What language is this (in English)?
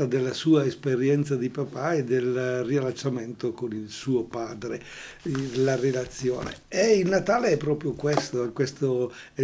Italian